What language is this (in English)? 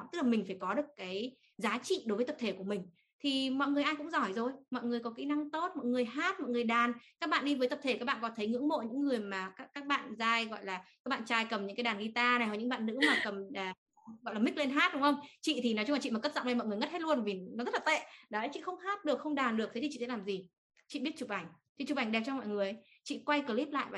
Vietnamese